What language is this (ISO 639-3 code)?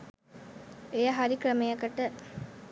sin